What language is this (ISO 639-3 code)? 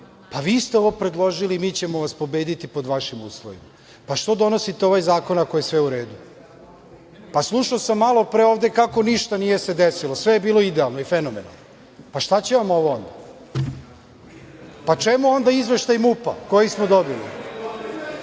srp